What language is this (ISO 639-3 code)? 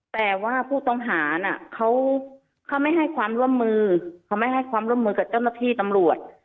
tha